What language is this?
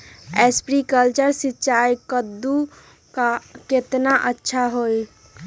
Magahi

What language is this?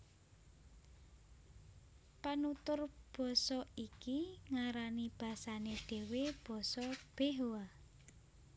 Javanese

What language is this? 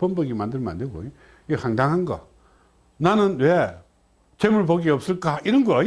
Korean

